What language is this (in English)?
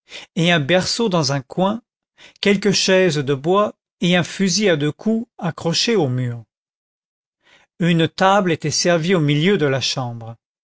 French